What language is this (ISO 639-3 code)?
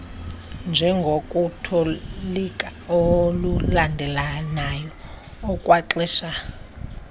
xho